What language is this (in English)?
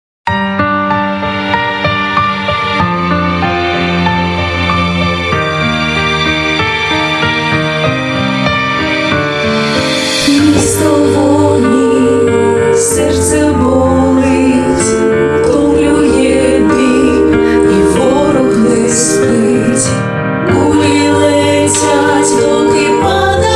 Ukrainian